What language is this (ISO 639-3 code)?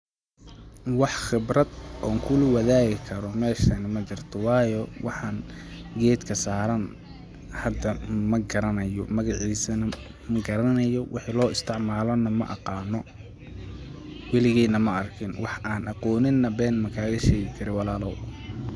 som